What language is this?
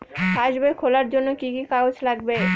Bangla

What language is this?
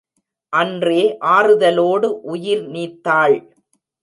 Tamil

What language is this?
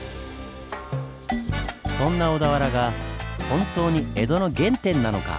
Japanese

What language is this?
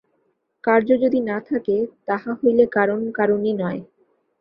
Bangla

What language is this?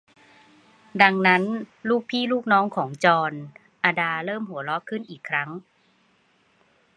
Thai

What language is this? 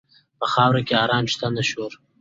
Pashto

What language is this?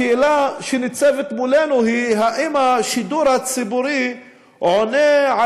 Hebrew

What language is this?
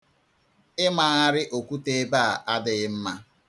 Igbo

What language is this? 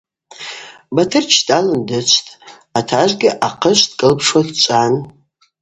Abaza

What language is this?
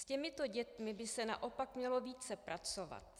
Czech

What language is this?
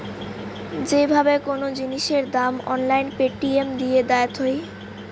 Bangla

